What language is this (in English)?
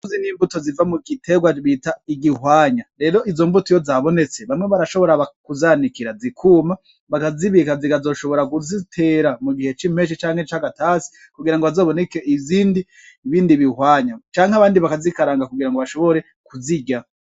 Rundi